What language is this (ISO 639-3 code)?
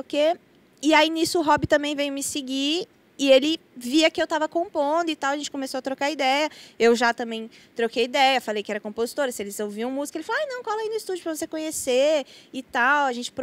por